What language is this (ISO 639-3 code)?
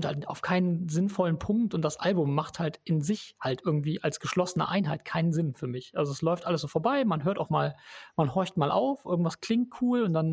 deu